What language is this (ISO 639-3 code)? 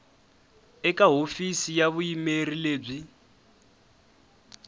tso